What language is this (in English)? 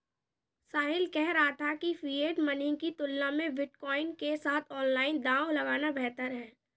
Hindi